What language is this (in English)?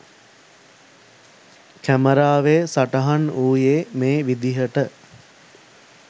Sinhala